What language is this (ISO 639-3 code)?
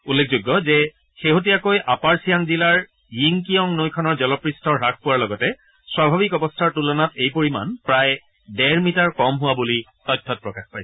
asm